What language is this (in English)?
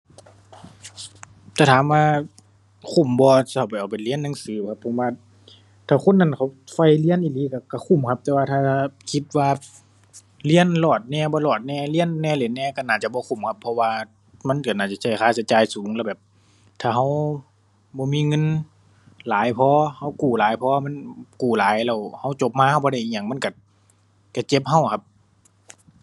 Thai